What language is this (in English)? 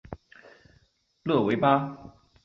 Chinese